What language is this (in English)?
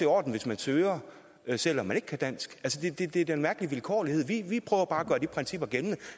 Danish